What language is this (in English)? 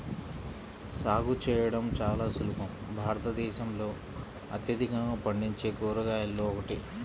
Telugu